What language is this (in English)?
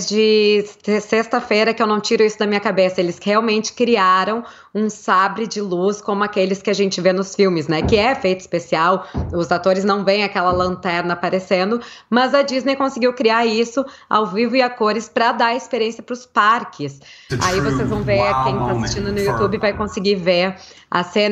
Portuguese